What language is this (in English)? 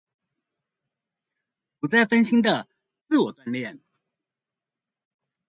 Chinese